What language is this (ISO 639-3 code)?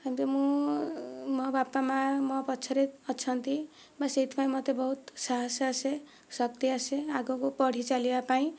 ori